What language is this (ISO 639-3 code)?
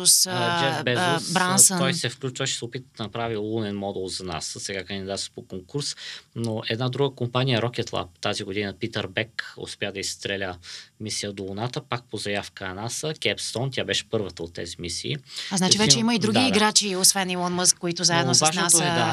bul